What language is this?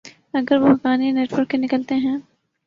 Urdu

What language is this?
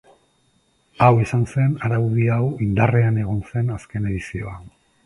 Basque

